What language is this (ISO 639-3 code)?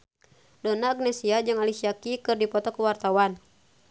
sun